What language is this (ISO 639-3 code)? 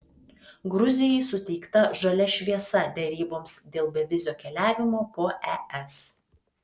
lit